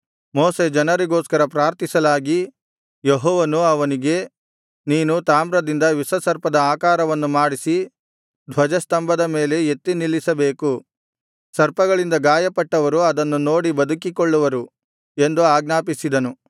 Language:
Kannada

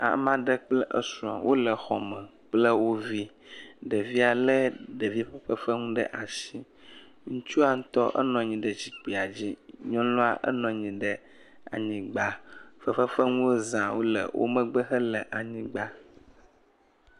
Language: Ewe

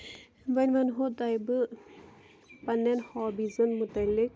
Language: Kashmiri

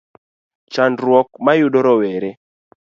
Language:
Luo (Kenya and Tanzania)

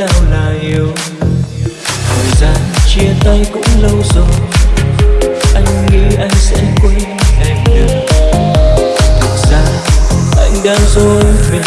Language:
Vietnamese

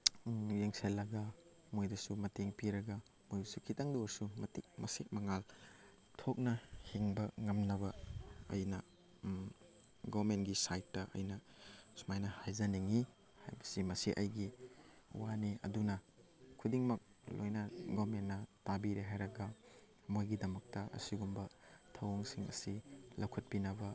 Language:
Manipuri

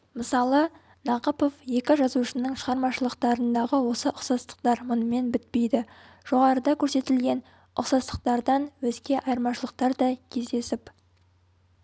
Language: Kazakh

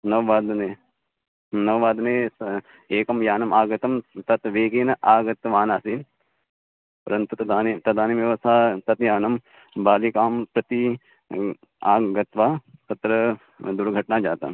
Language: Sanskrit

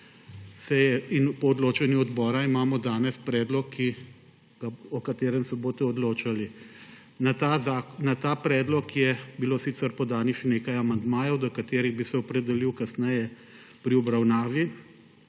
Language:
Slovenian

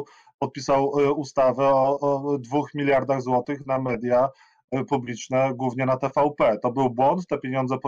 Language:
Polish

